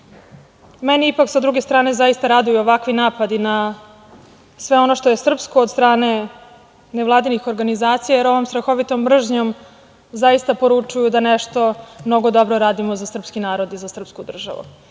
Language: Serbian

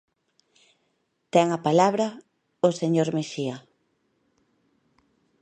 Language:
Galician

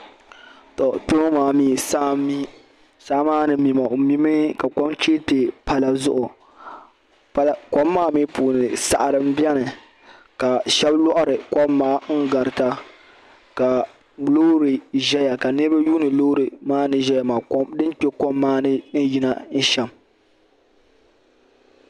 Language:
Dagbani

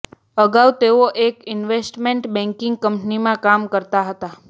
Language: Gujarati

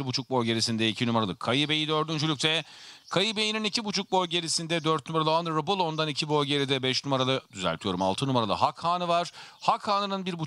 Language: Turkish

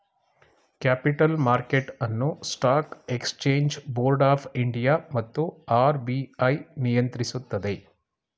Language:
Kannada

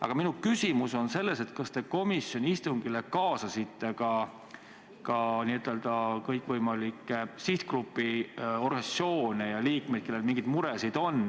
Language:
Estonian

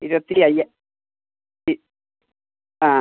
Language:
Malayalam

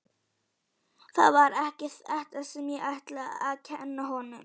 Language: Icelandic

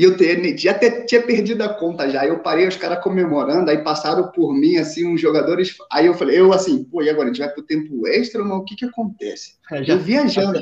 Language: Portuguese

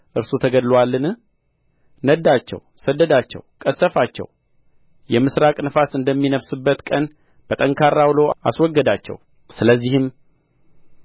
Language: Amharic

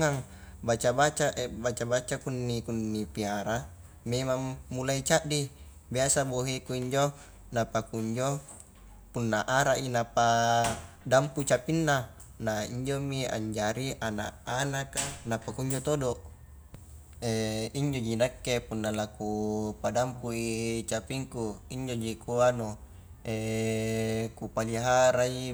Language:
Highland Konjo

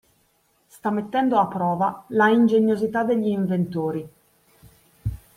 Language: Italian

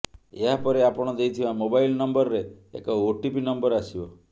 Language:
Odia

